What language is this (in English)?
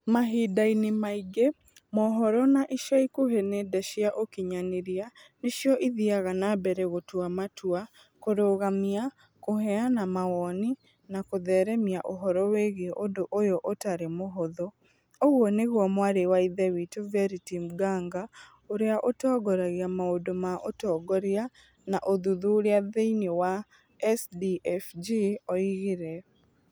Kikuyu